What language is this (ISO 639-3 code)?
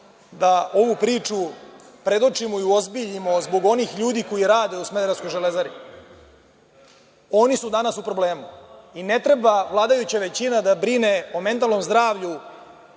srp